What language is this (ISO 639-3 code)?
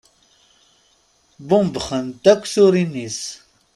kab